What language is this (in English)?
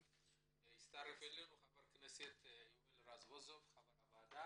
Hebrew